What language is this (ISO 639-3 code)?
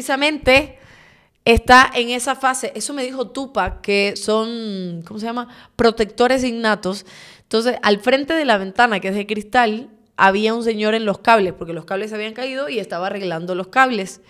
spa